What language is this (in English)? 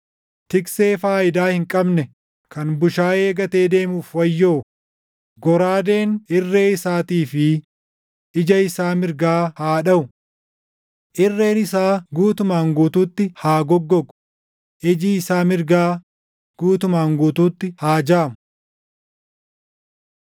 Oromo